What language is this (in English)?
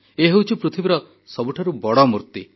Odia